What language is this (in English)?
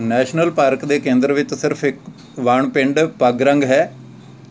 Punjabi